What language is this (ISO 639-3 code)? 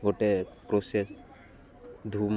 ori